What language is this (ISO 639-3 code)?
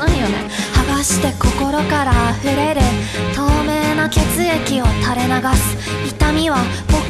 jpn